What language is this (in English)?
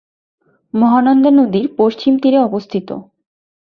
Bangla